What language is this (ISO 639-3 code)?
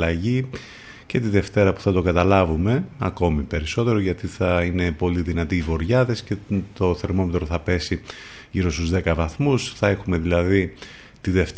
ell